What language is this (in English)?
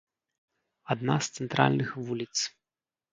Belarusian